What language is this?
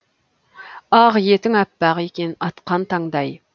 Kazakh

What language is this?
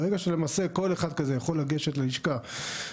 Hebrew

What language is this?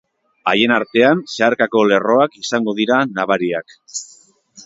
Basque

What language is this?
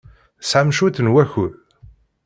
Kabyle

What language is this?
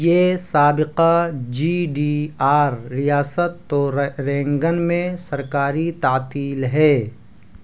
Urdu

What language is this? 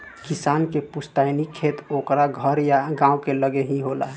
Bhojpuri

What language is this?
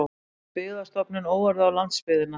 Icelandic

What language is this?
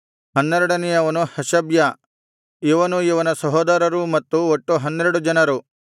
Kannada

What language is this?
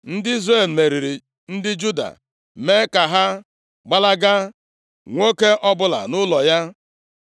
Igbo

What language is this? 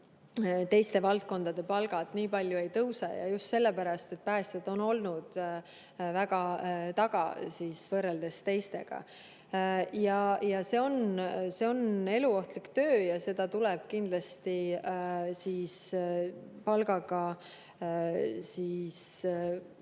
Estonian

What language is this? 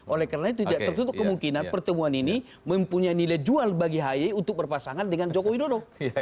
Indonesian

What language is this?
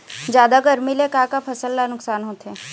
Chhattisgarhi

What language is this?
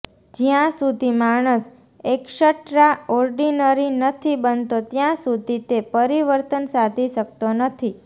Gujarati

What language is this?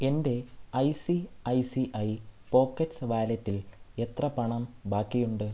Malayalam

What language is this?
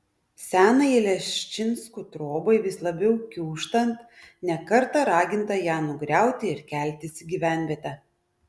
Lithuanian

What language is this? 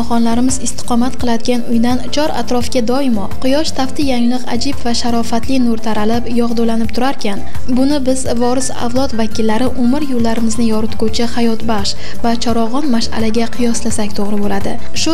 Turkish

